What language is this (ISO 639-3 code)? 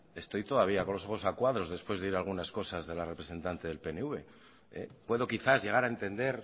spa